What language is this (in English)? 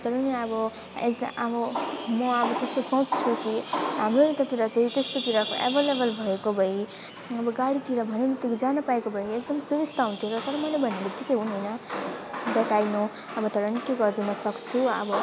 Nepali